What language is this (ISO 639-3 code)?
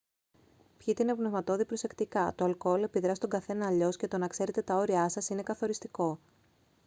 ell